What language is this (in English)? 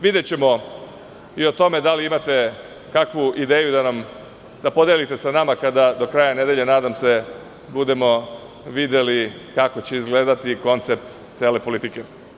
Serbian